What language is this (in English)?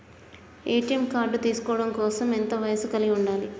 Telugu